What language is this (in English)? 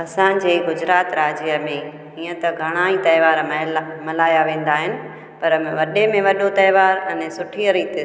Sindhi